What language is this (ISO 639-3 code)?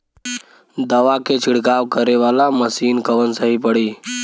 bho